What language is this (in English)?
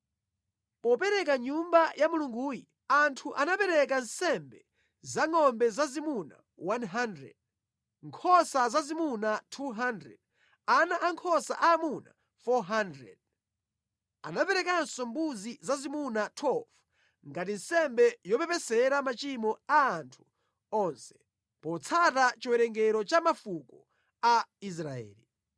Nyanja